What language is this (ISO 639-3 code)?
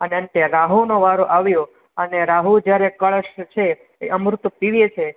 guj